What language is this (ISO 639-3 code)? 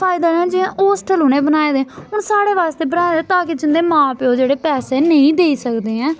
doi